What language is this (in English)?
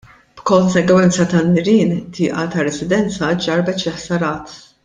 Maltese